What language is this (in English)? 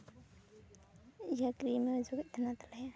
Santali